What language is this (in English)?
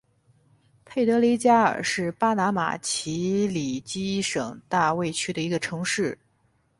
Chinese